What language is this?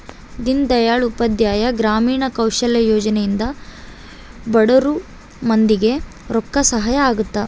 Kannada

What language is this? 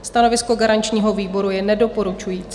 Czech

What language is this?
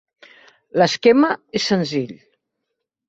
Catalan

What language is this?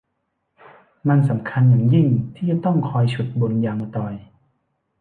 Thai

